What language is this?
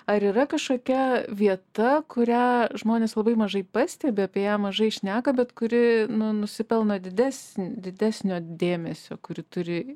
Lithuanian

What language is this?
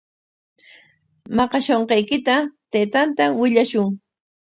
Corongo Ancash Quechua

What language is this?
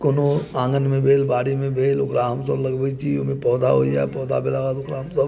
Maithili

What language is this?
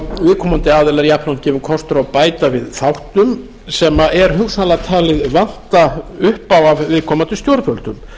Icelandic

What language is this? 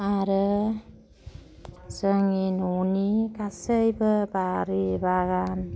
Bodo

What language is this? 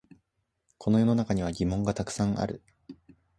Japanese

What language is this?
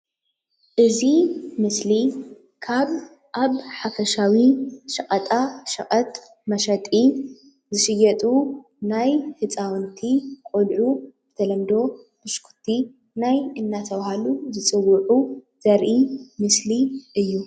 Tigrinya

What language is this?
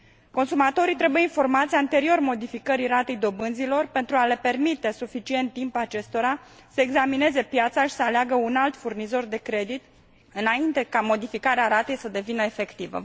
Romanian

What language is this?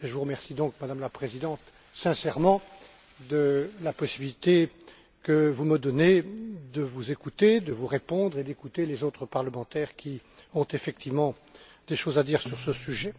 French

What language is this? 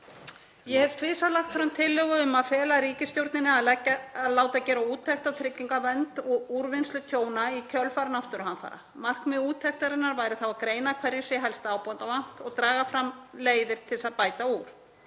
Icelandic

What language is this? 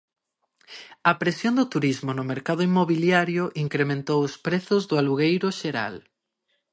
Galician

